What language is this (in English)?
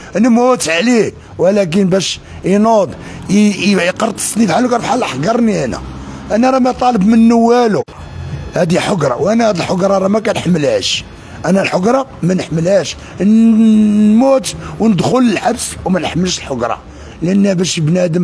Arabic